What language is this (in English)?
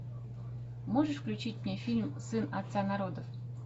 Russian